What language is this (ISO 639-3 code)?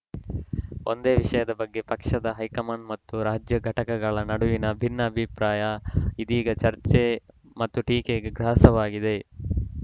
kan